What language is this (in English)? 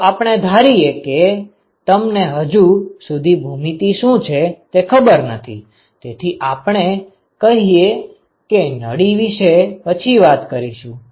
Gujarati